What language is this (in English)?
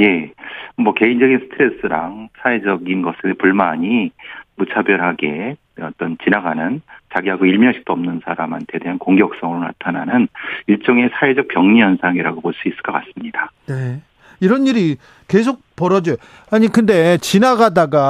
Korean